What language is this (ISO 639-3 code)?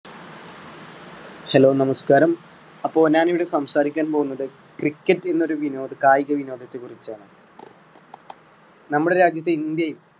mal